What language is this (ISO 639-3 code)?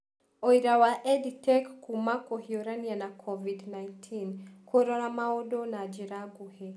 kik